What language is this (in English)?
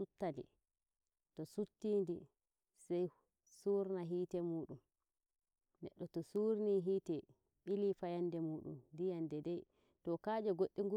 Nigerian Fulfulde